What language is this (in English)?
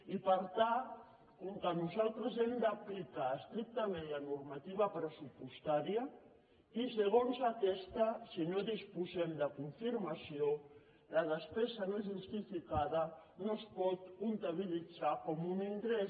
Catalan